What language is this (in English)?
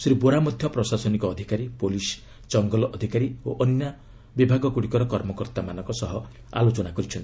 Odia